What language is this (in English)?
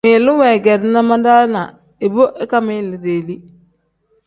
Tem